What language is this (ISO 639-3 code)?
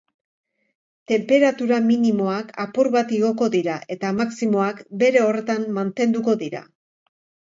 eus